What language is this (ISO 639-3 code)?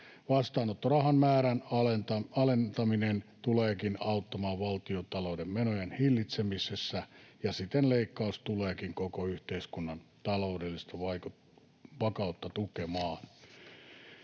fin